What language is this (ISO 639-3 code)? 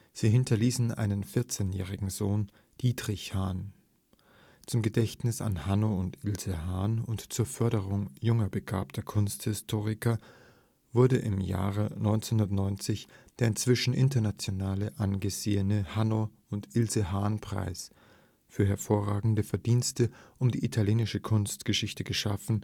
deu